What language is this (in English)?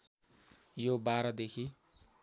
Nepali